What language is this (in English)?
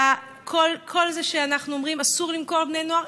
Hebrew